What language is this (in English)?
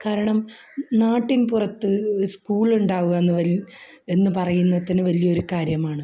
Malayalam